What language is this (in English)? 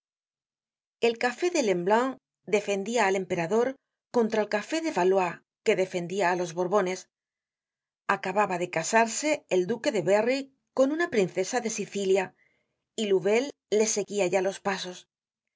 Spanish